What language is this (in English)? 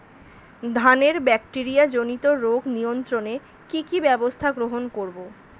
Bangla